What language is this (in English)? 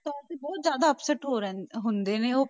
Punjabi